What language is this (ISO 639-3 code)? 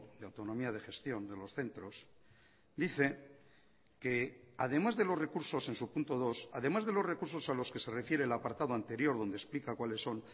spa